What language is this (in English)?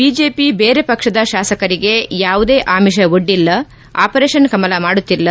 Kannada